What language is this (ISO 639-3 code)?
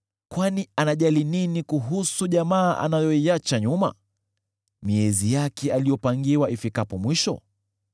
swa